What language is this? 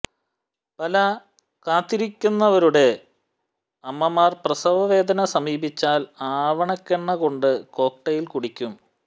Malayalam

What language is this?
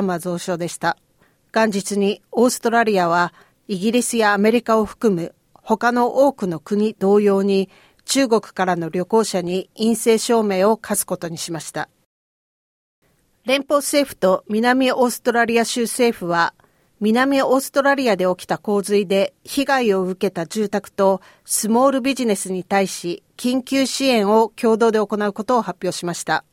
Japanese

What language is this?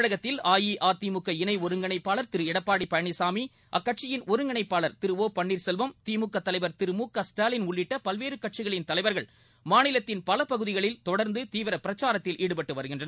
Tamil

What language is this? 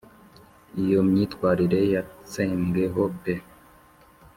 Kinyarwanda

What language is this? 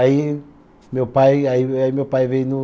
Portuguese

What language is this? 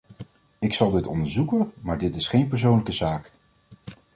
Dutch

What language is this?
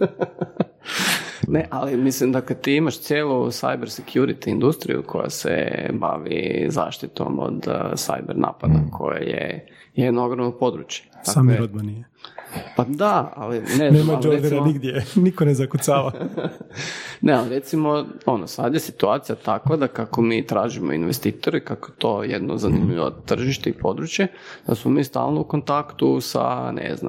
Croatian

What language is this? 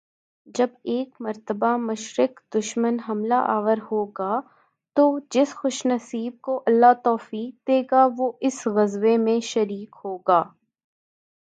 Urdu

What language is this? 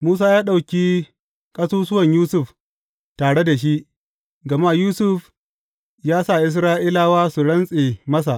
Hausa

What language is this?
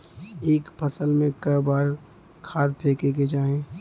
Bhojpuri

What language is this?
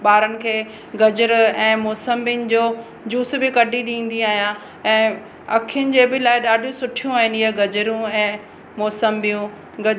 Sindhi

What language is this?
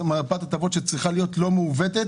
Hebrew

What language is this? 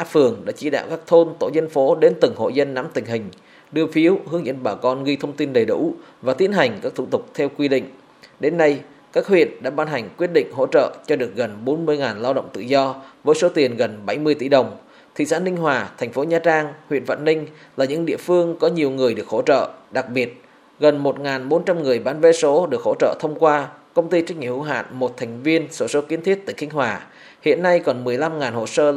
Vietnamese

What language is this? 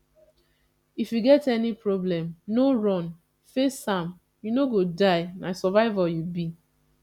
Nigerian Pidgin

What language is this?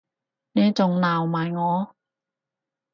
Cantonese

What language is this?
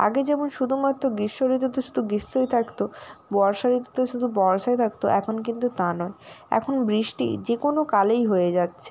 Bangla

